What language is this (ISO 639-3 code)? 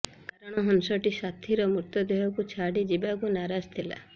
ori